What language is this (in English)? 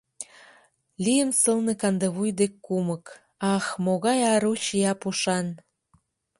Mari